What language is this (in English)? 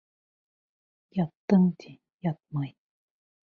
Bashkir